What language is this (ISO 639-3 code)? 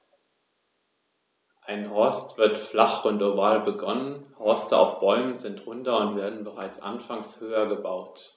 deu